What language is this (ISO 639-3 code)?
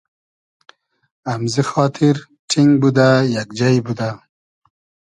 haz